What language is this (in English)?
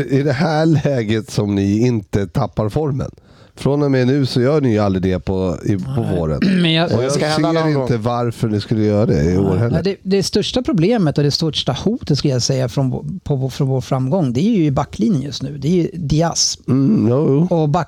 Swedish